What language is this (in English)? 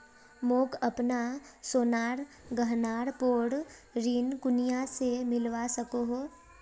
Magahi